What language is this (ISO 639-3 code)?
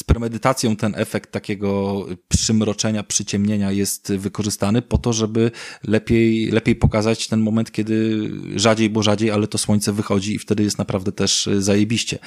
pol